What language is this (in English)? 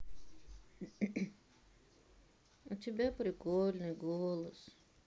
Russian